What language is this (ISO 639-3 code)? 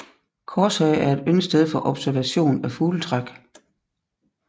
dan